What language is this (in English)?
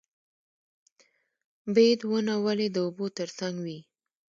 Pashto